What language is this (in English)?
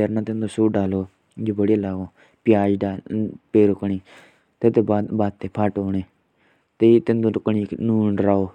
Jaunsari